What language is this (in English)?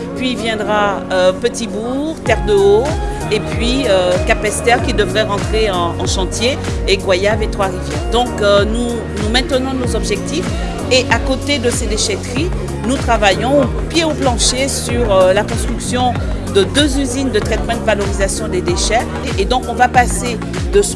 French